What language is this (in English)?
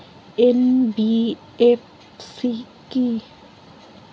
Bangla